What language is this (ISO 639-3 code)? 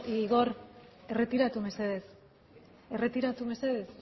eus